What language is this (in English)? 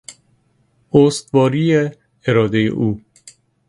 Persian